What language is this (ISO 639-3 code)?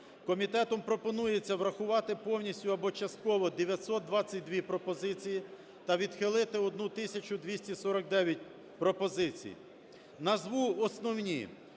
ukr